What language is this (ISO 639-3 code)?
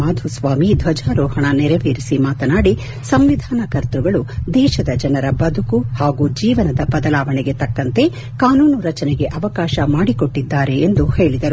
kan